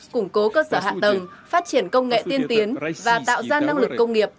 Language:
Vietnamese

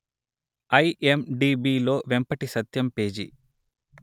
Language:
Telugu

